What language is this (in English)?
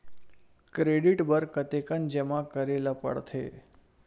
Chhattisgarhi